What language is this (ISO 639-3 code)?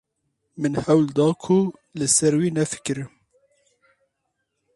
kur